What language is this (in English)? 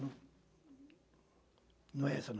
Portuguese